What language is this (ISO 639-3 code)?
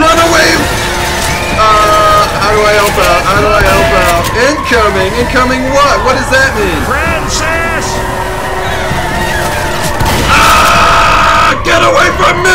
eng